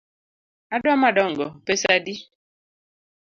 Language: Luo (Kenya and Tanzania)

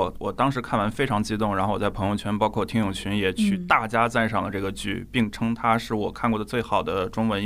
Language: Chinese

